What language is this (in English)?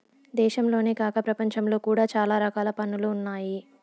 Telugu